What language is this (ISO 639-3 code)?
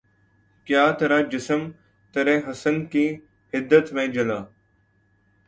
urd